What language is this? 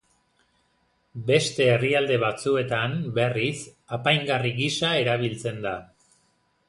Basque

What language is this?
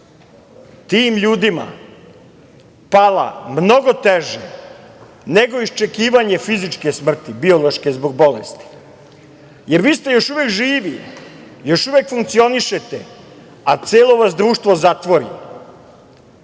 Serbian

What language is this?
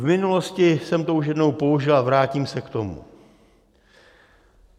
Czech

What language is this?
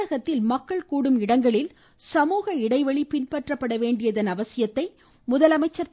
Tamil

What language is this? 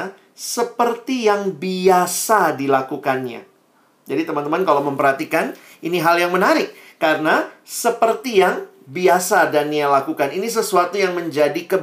Indonesian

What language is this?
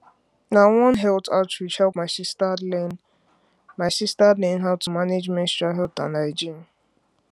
Nigerian Pidgin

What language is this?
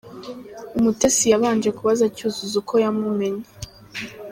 Kinyarwanda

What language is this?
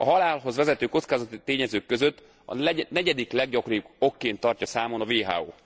Hungarian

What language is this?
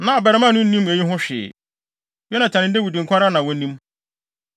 Akan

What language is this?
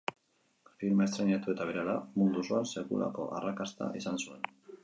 Basque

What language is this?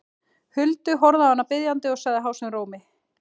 Icelandic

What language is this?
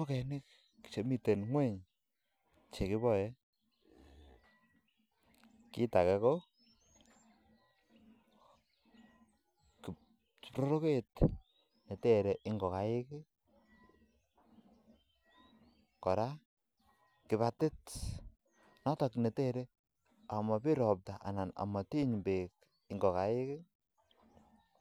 Kalenjin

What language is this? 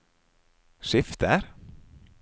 Norwegian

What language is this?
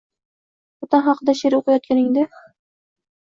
Uzbek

